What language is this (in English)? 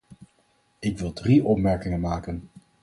Dutch